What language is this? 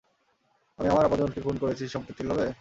Bangla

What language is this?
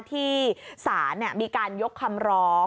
Thai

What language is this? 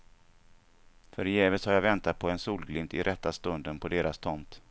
Swedish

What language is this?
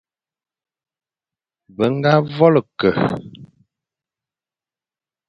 Fang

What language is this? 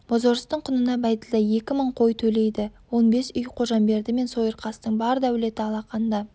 Kazakh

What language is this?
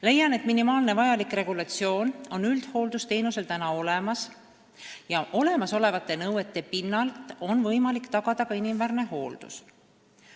Estonian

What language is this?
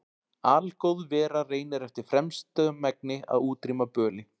Icelandic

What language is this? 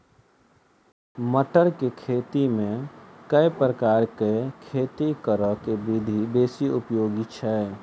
Maithili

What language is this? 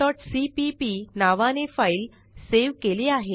Marathi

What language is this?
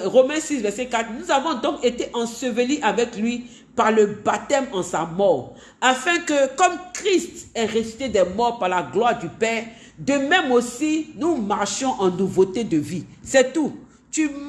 French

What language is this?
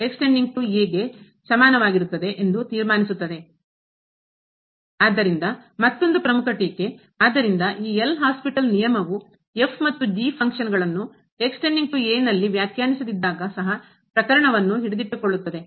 Kannada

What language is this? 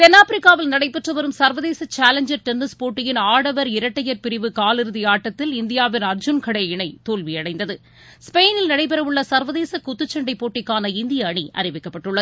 Tamil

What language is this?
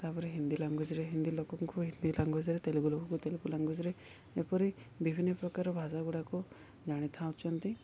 Odia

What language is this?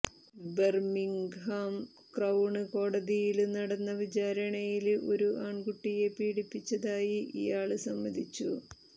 Malayalam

